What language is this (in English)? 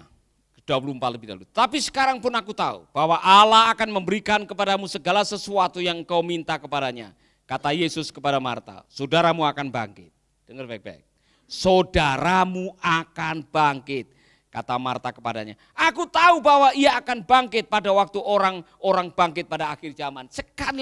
Indonesian